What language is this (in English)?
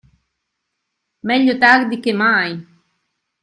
Italian